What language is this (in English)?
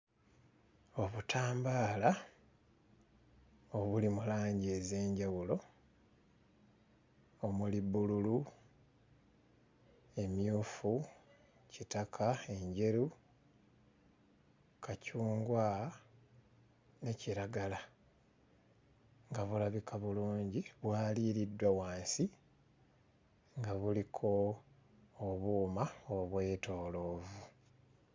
Ganda